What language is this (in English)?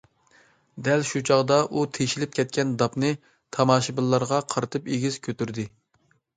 Uyghur